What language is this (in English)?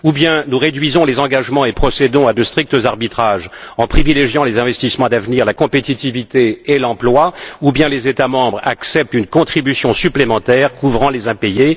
French